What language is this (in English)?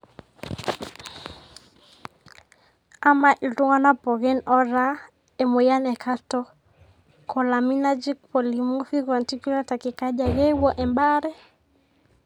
Masai